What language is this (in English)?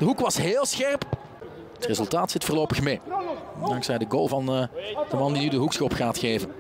Dutch